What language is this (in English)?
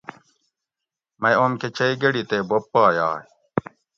Gawri